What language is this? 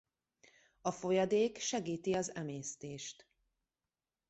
Hungarian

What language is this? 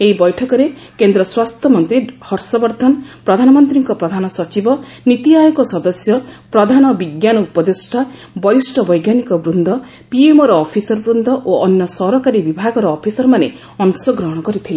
Odia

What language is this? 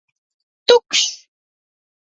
Latvian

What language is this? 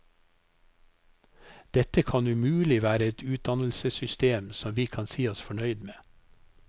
Norwegian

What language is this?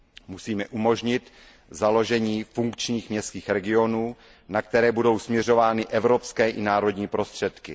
Czech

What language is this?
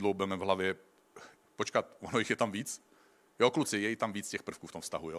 Czech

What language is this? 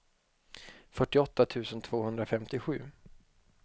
Swedish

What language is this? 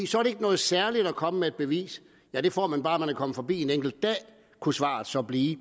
Danish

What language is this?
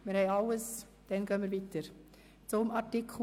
Swiss German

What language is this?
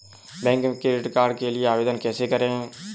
Hindi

